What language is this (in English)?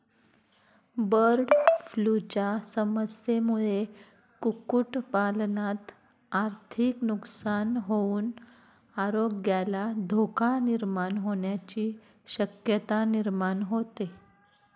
Marathi